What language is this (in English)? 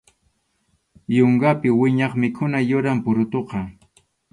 Arequipa-La Unión Quechua